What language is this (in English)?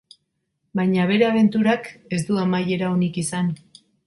Basque